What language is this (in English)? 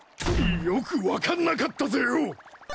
Japanese